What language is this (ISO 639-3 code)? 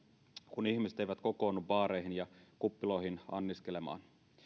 fin